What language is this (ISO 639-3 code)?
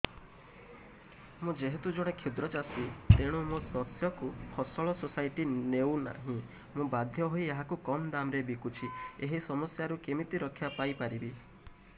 ori